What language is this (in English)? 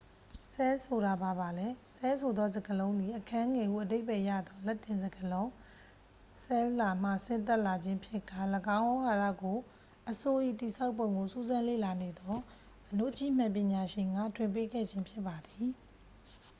Burmese